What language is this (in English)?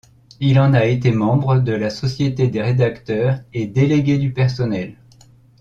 French